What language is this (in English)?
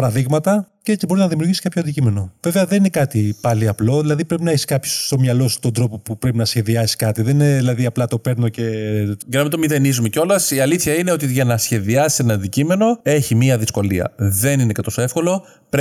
Greek